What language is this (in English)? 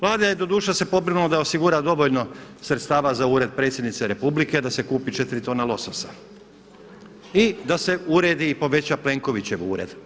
Croatian